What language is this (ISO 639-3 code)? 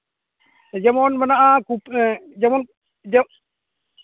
sat